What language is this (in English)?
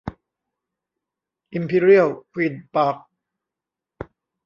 Thai